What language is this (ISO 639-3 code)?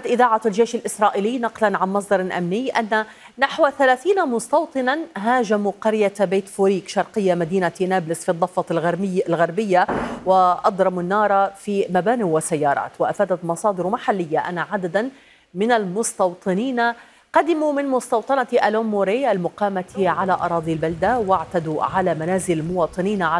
ara